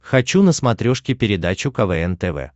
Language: Russian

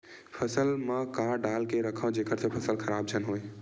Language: Chhattisgarhi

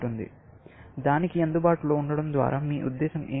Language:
Telugu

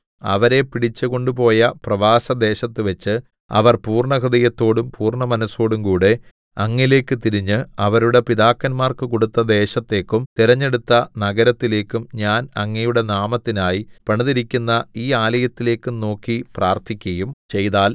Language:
Malayalam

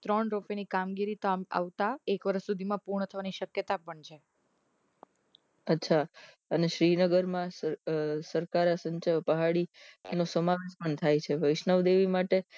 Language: Gujarati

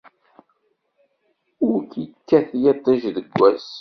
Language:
Kabyle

